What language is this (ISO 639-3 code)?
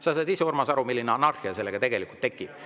est